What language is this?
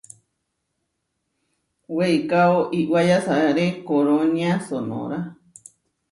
Huarijio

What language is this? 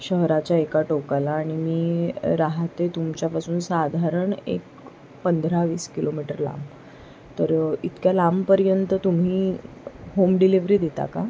Marathi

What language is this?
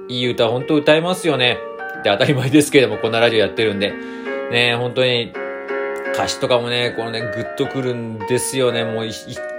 Japanese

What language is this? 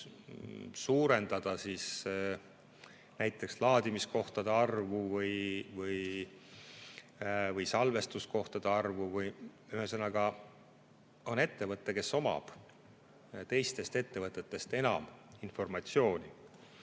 Estonian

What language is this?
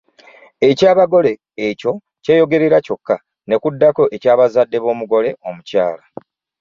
Ganda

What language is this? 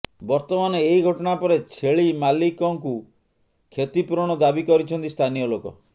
Odia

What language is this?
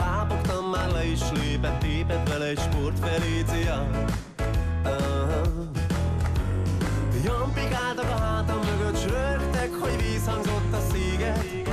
Hungarian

